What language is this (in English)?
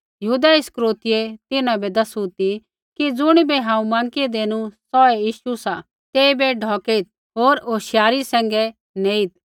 Kullu Pahari